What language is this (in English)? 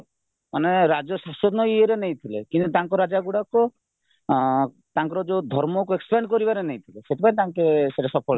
Odia